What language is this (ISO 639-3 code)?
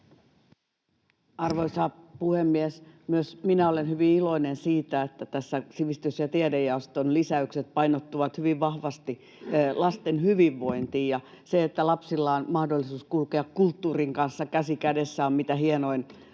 fin